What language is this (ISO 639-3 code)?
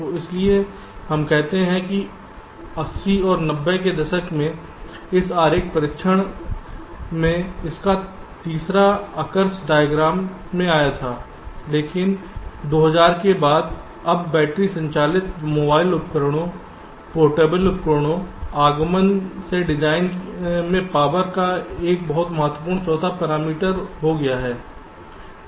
hin